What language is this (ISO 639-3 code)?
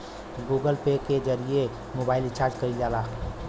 bho